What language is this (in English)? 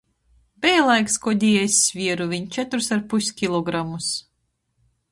Latgalian